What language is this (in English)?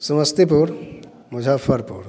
Hindi